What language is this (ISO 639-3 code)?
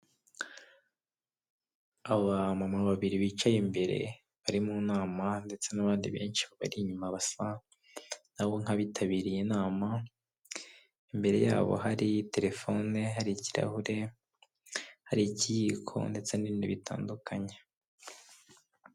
kin